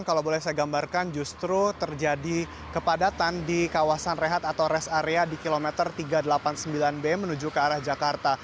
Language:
Indonesian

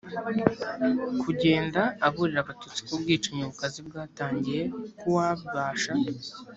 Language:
Kinyarwanda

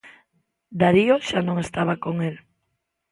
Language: Galician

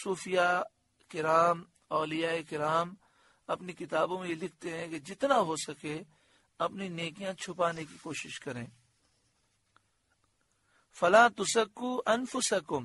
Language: Hindi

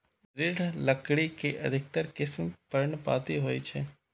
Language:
Maithili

